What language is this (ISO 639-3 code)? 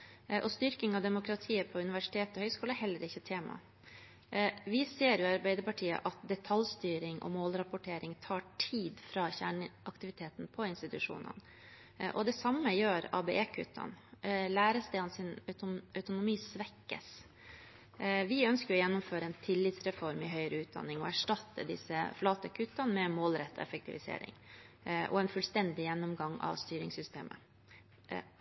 nob